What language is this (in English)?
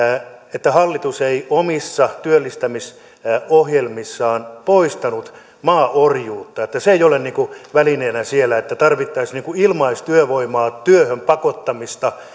Finnish